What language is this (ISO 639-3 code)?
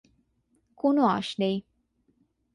ben